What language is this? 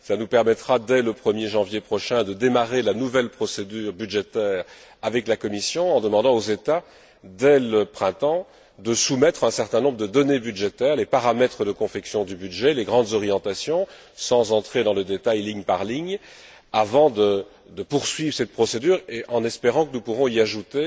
French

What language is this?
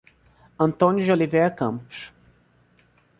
Portuguese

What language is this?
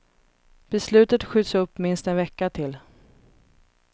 Swedish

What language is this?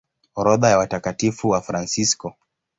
Swahili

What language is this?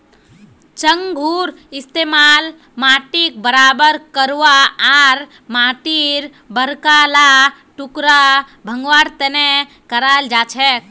Magahi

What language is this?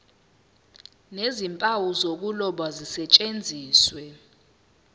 Zulu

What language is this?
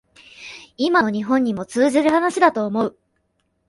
Japanese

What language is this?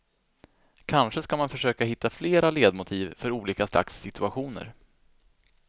Swedish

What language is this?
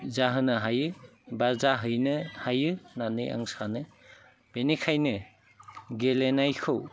Bodo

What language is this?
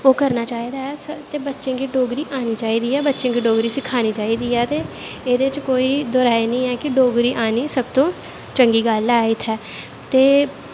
Dogri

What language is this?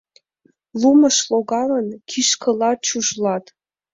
Mari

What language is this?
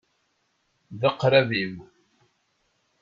Kabyle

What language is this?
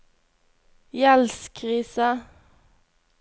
Norwegian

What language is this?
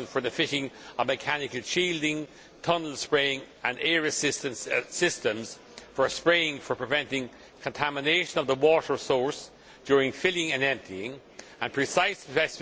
English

